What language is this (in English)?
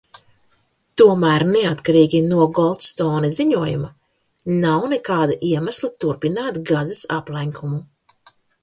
Latvian